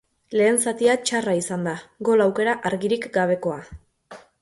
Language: Basque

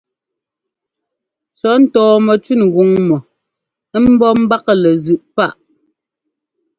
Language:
Ngomba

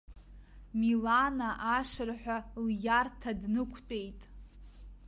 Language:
Abkhazian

